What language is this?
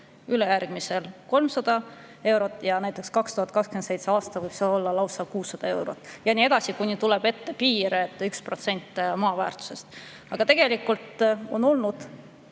Estonian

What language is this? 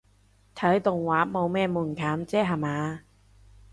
Cantonese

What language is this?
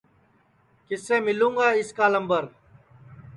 Sansi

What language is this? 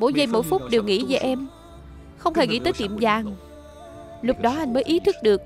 Vietnamese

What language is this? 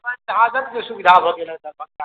Maithili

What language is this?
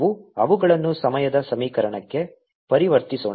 Kannada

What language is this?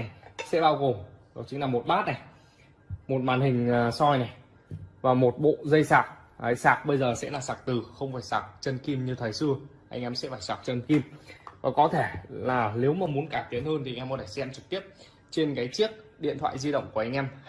Vietnamese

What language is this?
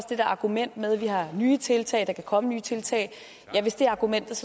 Danish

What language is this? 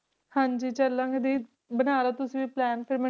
Punjabi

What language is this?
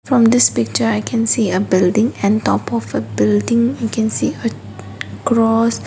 English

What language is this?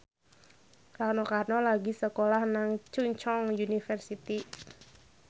Javanese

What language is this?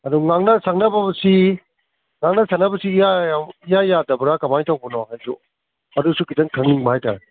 Manipuri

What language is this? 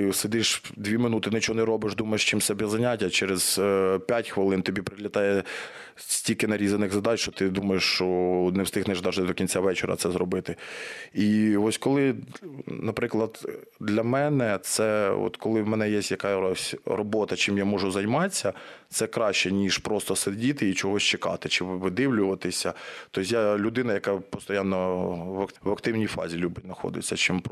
Ukrainian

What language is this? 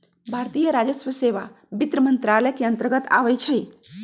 Magahi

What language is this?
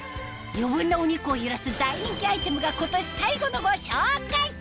Japanese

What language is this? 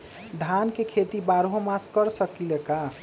Magahi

